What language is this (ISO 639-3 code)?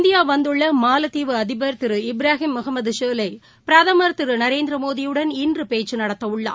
tam